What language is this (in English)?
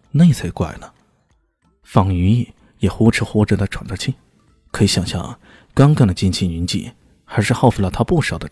Chinese